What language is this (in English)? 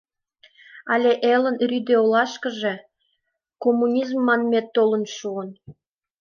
Mari